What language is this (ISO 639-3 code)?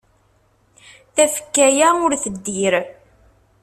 kab